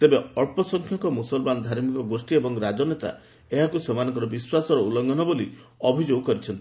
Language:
Odia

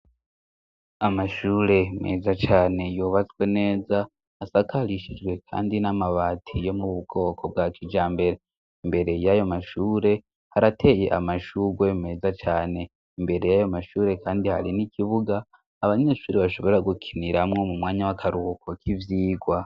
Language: Rundi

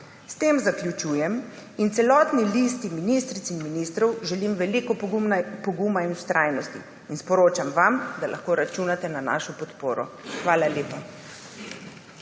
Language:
Slovenian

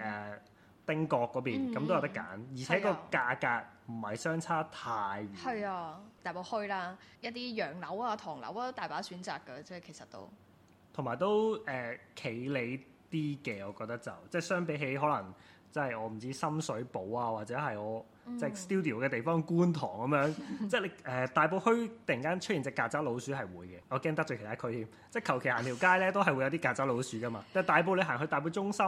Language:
Chinese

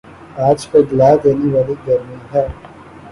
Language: Urdu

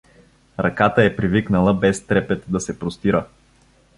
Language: Bulgarian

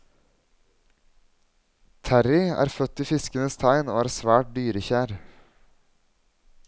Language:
Norwegian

